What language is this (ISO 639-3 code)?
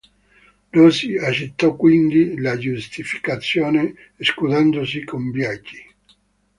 ita